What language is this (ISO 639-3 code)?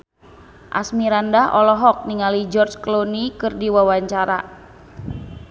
sun